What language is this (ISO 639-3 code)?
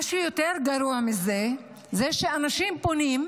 heb